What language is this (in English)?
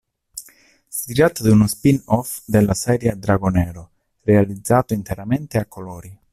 Italian